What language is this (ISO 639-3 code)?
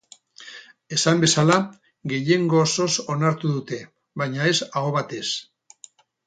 eus